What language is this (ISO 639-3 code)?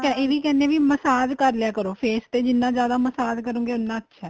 pan